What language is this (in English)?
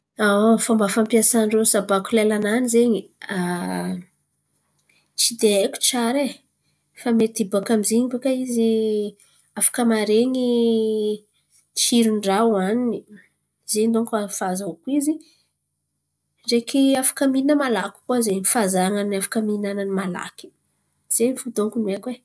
Antankarana Malagasy